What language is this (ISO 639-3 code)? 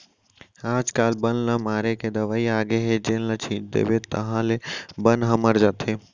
hne